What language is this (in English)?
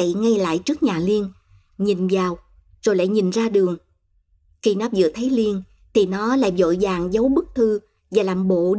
Vietnamese